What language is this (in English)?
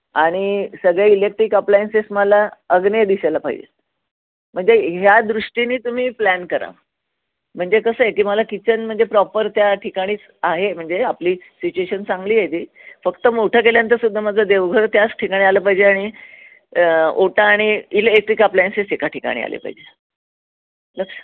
Marathi